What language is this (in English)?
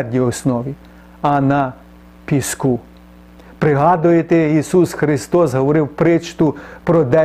Ukrainian